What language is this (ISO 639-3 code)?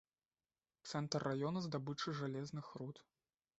bel